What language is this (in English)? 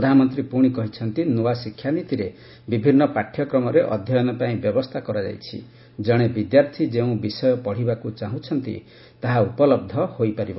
Odia